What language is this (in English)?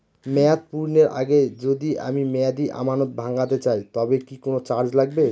Bangla